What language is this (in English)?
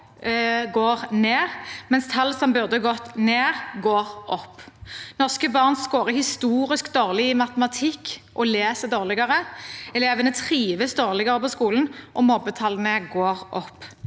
Norwegian